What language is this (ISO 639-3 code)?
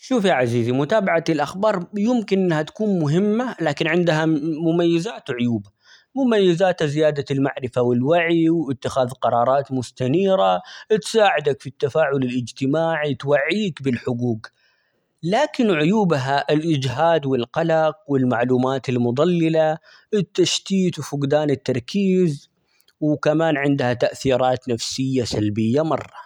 acx